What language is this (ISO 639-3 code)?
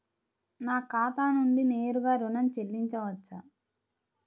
tel